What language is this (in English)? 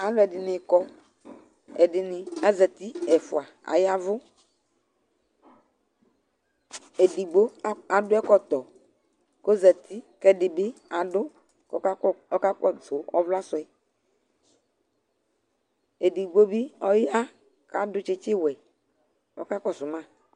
Ikposo